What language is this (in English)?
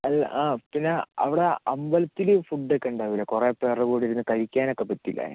Malayalam